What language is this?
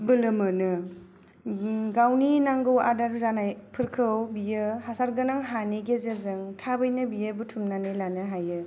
Bodo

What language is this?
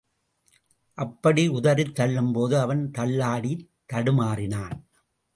Tamil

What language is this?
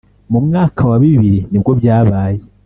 Kinyarwanda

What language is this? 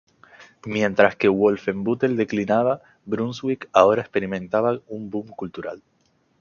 Spanish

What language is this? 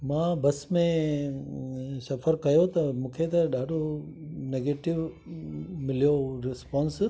Sindhi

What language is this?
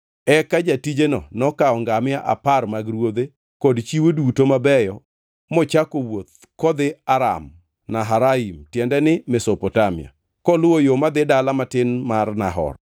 Luo (Kenya and Tanzania)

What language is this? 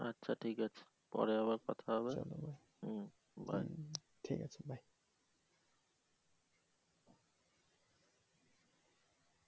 Bangla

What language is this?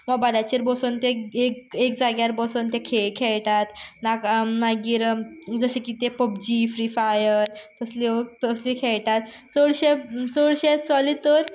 Konkani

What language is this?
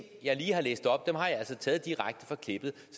Danish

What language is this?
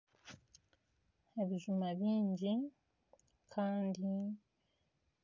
Nyankole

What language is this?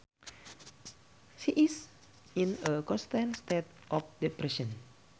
Sundanese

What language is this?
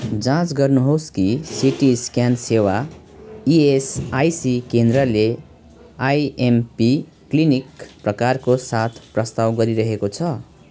Nepali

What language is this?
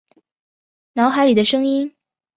Chinese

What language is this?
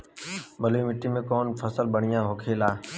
Bhojpuri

